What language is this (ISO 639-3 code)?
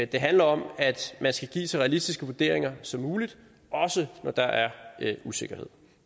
dan